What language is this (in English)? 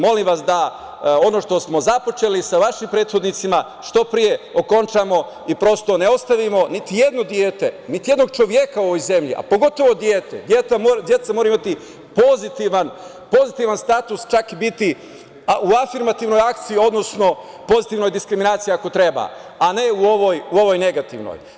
Serbian